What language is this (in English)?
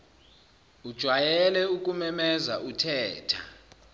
Zulu